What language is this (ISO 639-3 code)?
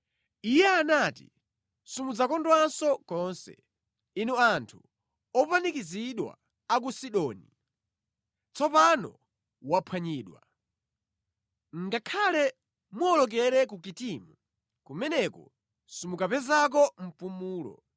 nya